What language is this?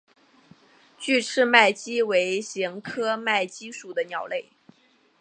Chinese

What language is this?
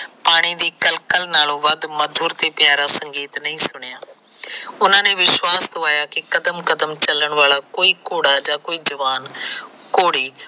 Punjabi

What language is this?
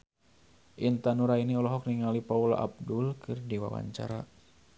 Sundanese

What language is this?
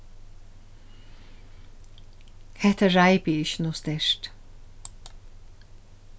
Faroese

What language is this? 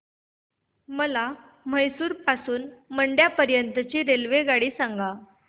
Marathi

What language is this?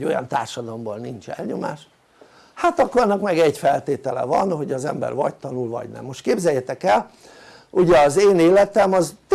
Hungarian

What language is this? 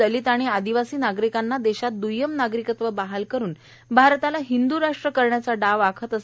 Marathi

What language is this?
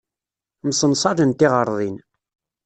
Kabyle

